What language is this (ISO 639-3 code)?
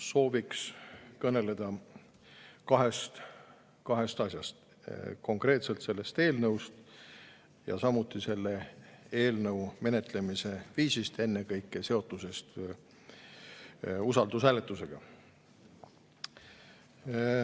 est